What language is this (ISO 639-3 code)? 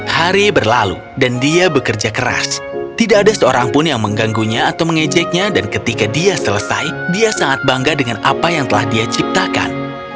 ind